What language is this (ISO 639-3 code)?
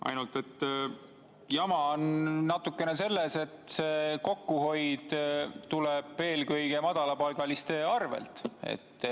est